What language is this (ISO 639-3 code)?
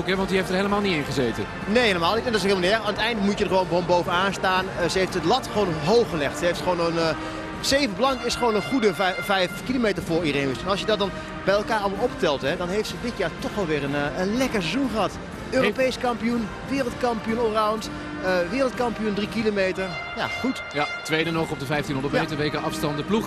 nld